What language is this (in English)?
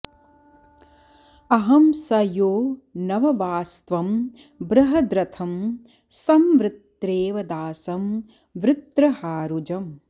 Sanskrit